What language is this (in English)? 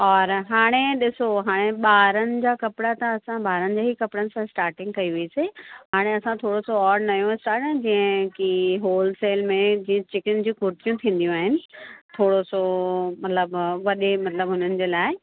Sindhi